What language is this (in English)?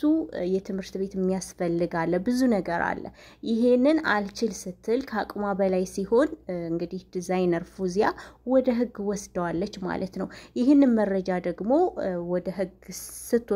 Arabic